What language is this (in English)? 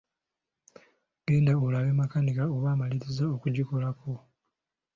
Ganda